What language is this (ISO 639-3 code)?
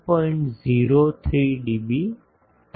guj